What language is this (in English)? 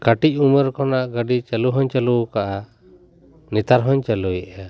Santali